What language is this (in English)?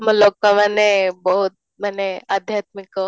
Odia